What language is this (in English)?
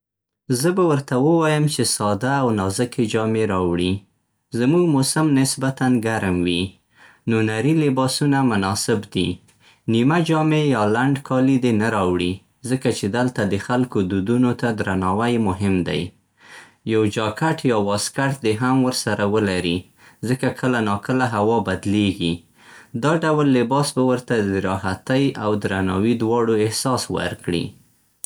Central Pashto